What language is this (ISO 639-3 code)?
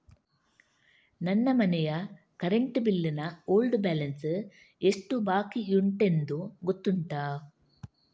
kan